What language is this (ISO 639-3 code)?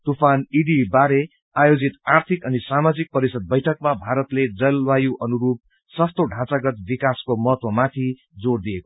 nep